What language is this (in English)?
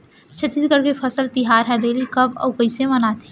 Chhattisgarhi